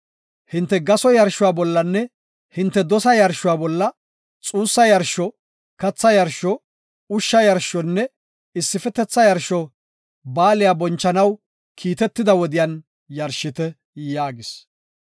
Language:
Gofa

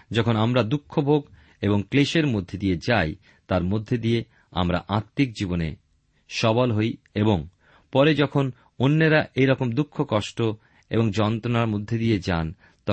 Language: Bangla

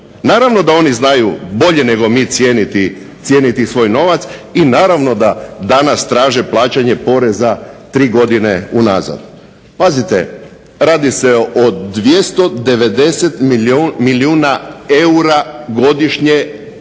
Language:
Croatian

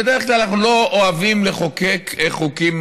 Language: Hebrew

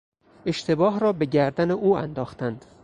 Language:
Persian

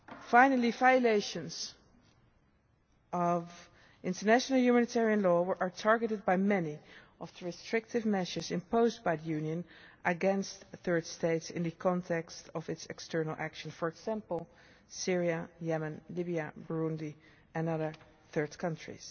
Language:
English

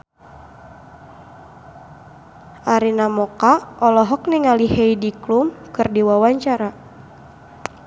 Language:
Sundanese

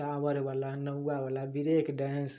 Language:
Maithili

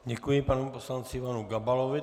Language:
Czech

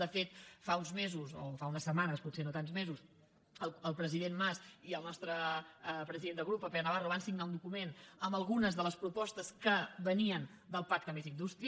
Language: Catalan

